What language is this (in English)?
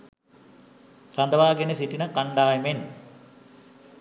Sinhala